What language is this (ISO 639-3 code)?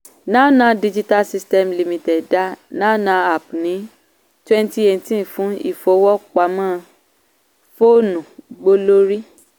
yor